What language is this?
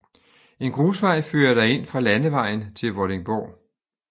Danish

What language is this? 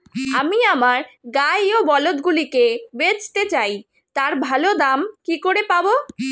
Bangla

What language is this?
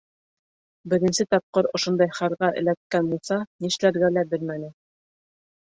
Bashkir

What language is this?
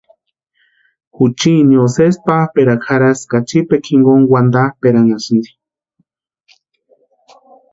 Western Highland Purepecha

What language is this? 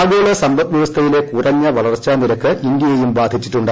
Malayalam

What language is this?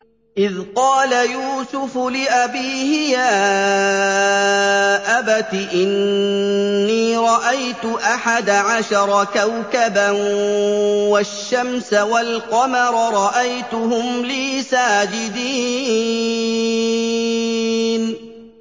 Arabic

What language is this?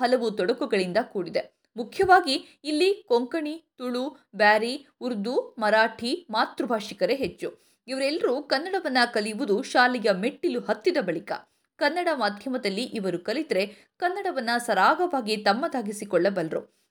Kannada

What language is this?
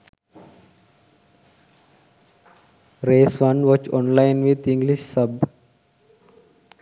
Sinhala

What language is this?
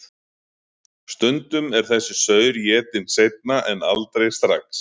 Icelandic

